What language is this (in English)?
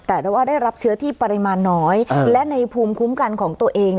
Thai